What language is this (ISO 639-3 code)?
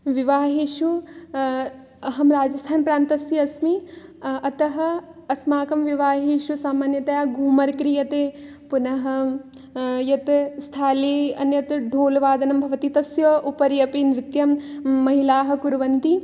san